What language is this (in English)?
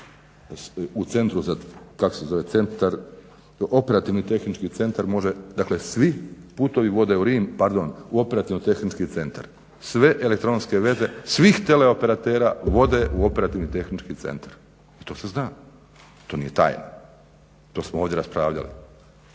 Croatian